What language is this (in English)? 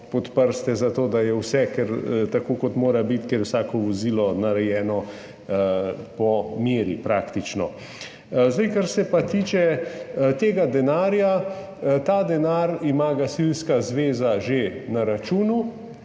Slovenian